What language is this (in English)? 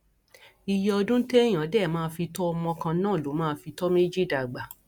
Yoruba